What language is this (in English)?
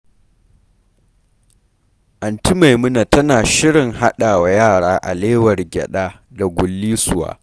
Hausa